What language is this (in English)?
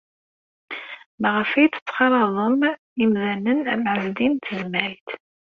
Kabyle